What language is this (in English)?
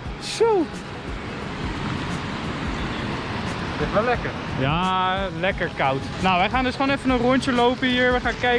Dutch